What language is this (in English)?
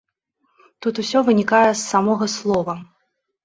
Belarusian